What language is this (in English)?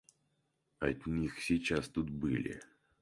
Russian